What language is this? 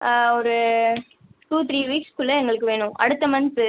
Tamil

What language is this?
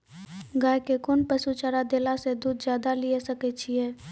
Maithili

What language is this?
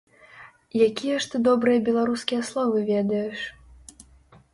Belarusian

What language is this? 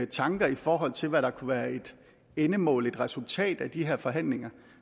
Danish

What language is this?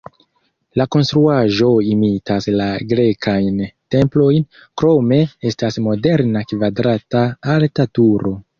Esperanto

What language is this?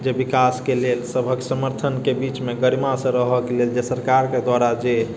Maithili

